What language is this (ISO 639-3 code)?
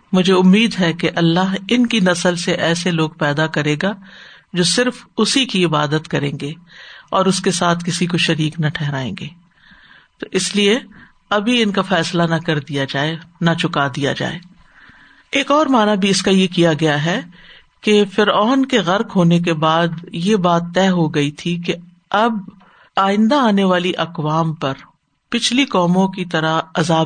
urd